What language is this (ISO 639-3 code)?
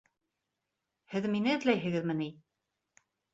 bak